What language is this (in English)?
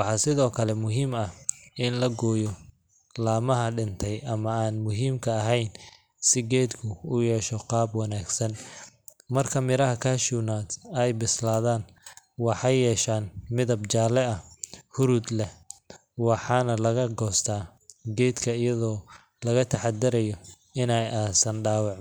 Somali